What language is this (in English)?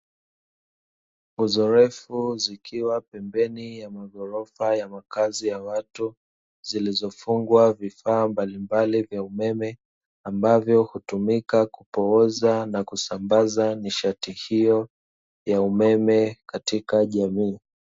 Swahili